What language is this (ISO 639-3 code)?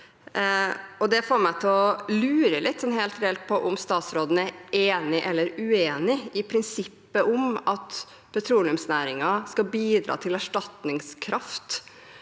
nor